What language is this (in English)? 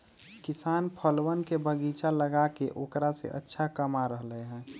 Magahi